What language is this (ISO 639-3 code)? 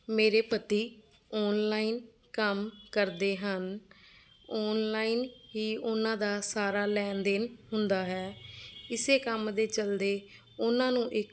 pan